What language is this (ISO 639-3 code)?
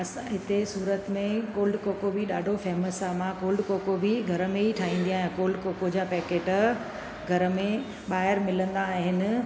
snd